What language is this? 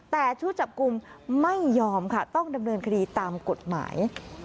Thai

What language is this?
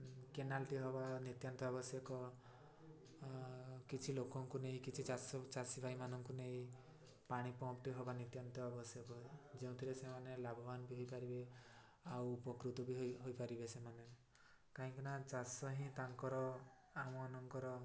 Odia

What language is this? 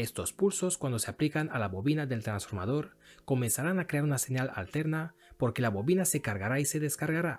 Spanish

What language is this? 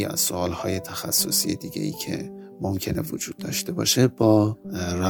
Persian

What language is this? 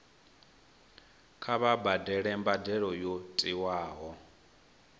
Venda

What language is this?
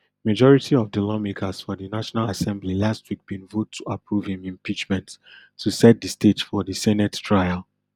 Nigerian Pidgin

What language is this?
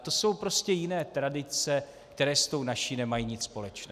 Czech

